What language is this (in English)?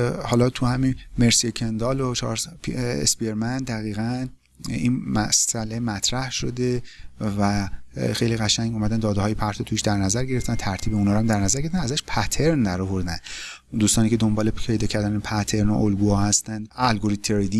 Persian